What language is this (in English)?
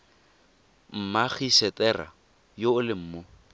Tswana